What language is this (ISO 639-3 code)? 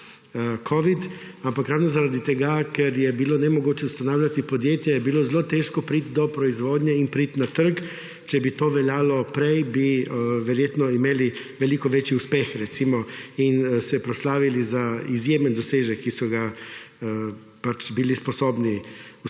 slv